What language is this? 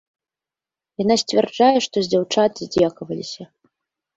Belarusian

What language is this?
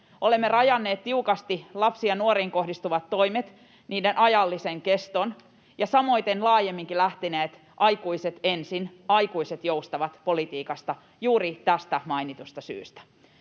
Finnish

